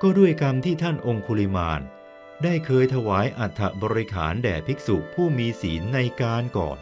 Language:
Thai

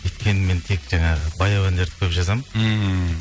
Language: Kazakh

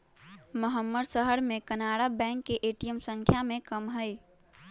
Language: Magahi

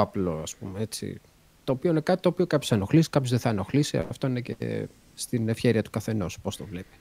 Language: Greek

